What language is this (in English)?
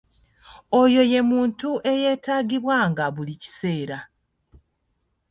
Ganda